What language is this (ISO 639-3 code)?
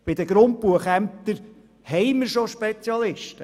gsw